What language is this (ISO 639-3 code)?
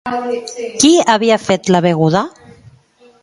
cat